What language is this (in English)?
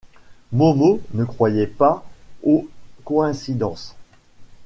French